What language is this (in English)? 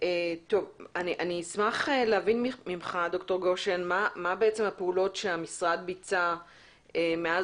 Hebrew